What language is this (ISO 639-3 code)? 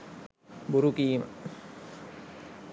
sin